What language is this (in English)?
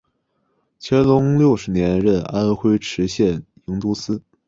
Chinese